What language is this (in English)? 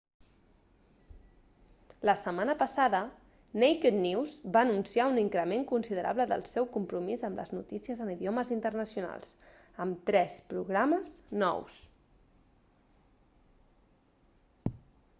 Catalan